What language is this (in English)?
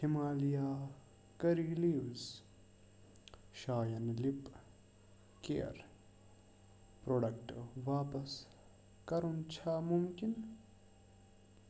Kashmiri